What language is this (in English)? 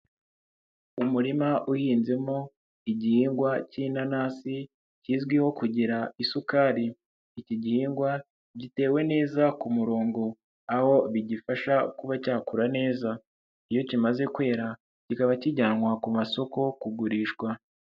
Kinyarwanda